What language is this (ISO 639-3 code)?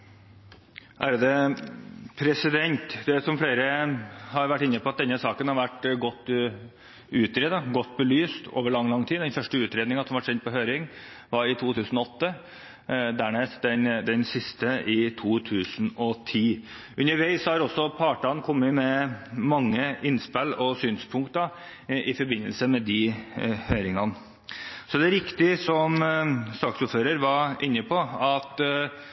nor